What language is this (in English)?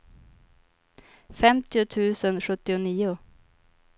Swedish